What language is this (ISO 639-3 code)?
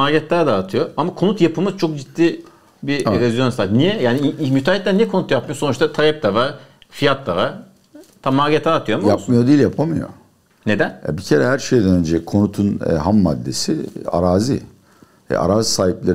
tur